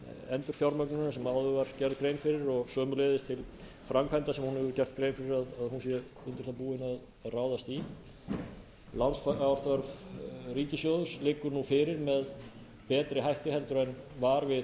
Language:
Icelandic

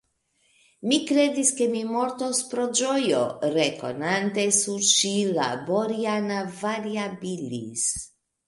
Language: Esperanto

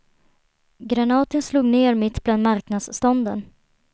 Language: Swedish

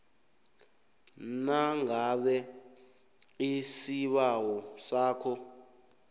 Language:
South Ndebele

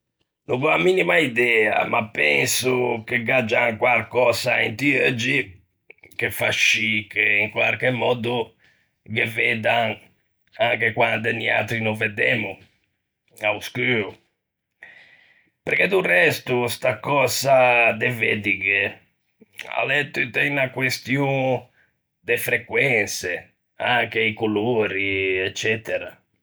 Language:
Ligurian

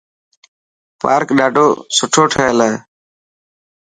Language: Dhatki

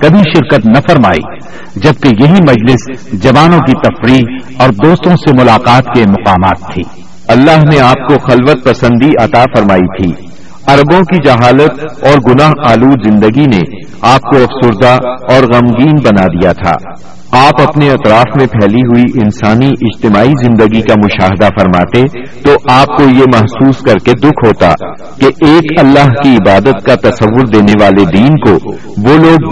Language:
Urdu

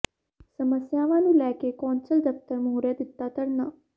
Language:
Punjabi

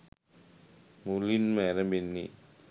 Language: Sinhala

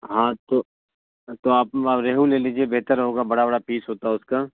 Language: Urdu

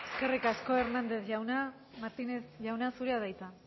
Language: Basque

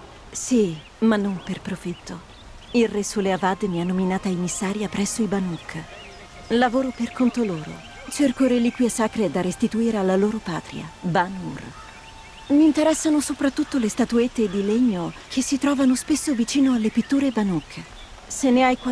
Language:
Italian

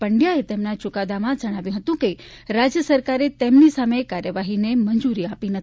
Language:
Gujarati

